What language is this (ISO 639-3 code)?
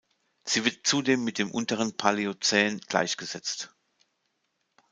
deu